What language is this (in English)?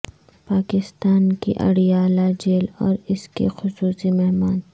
Urdu